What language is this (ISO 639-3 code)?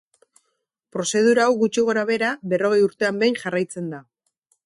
eus